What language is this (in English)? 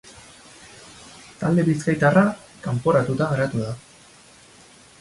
Basque